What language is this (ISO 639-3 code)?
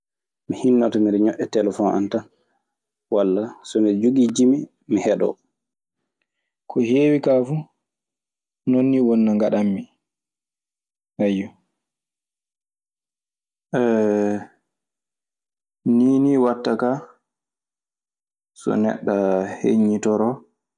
ffm